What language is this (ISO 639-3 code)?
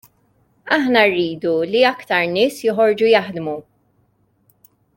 mlt